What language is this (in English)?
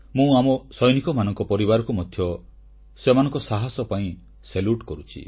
Odia